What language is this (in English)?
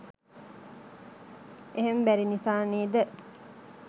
Sinhala